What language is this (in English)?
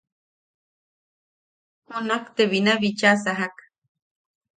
Yaqui